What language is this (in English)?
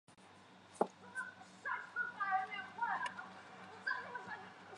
Chinese